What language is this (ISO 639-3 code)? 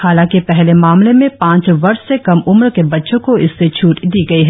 hin